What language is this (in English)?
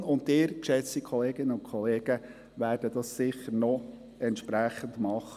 Swiss German